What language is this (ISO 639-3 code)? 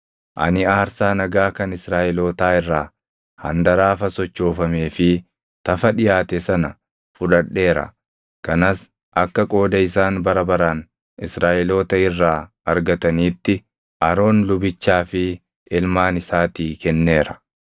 orm